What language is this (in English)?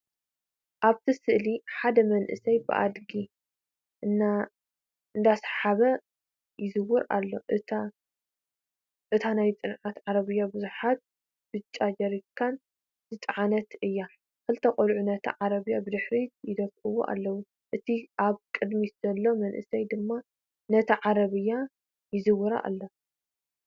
Tigrinya